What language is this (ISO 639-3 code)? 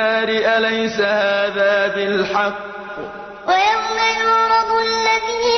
ara